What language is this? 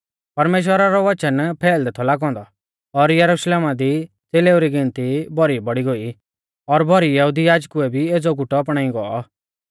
Mahasu Pahari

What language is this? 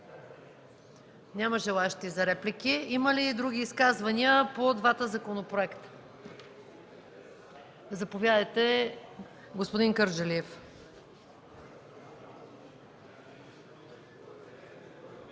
Bulgarian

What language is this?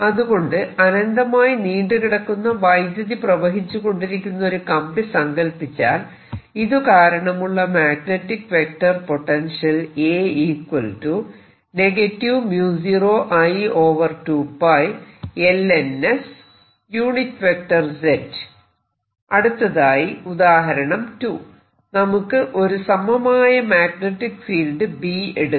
Malayalam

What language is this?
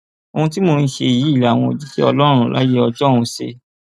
Yoruba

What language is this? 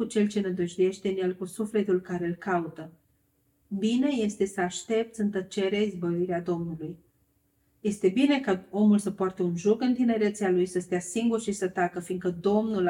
Romanian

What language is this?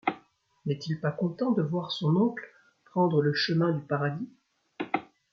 French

